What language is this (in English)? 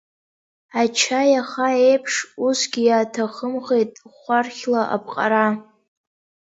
Abkhazian